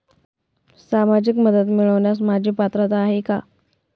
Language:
Marathi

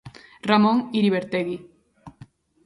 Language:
Galician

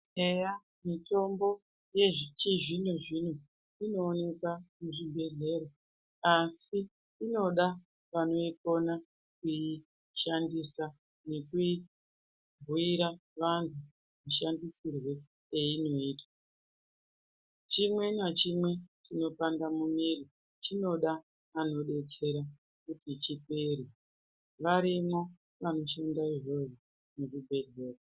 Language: Ndau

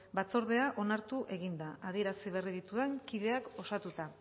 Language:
Basque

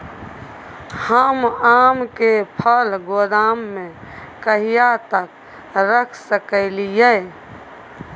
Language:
Maithili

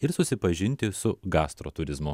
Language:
Lithuanian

